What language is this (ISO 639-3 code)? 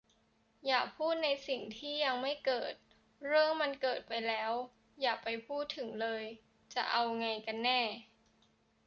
tha